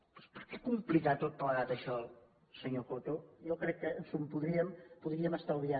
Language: Catalan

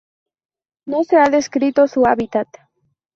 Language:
Spanish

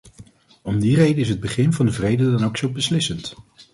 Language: Dutch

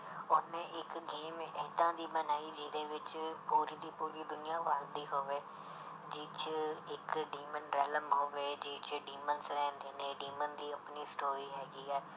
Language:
Punjabi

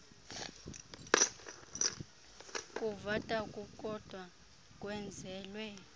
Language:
Xhosa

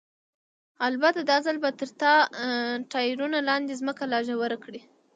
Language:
Pashto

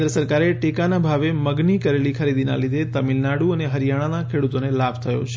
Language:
Gujarati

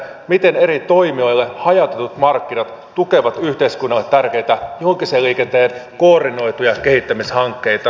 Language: Finnish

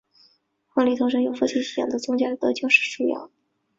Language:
Chinese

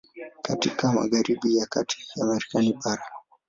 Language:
Swahili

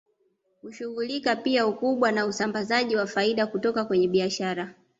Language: Swahili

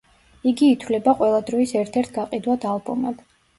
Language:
Georgian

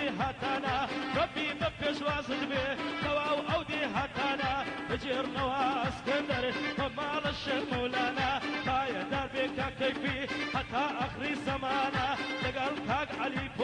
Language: Arabic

